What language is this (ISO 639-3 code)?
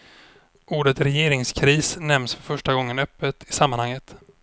swe